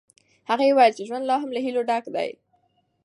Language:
Pashto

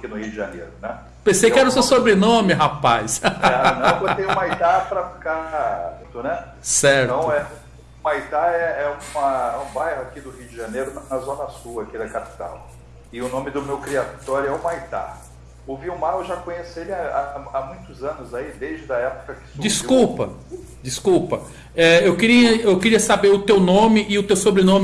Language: Portuguese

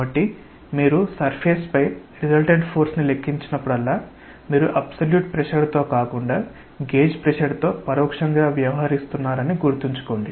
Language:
Telugu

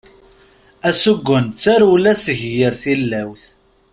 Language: Kabyle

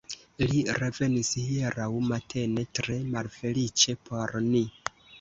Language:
Esperanto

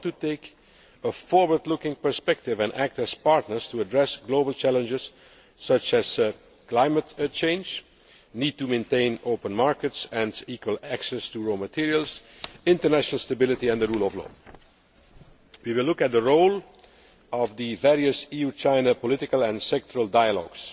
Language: English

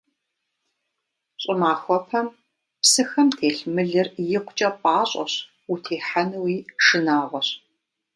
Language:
Kabardian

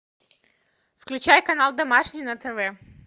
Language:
Russian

